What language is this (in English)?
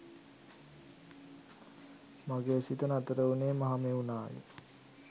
Sinhala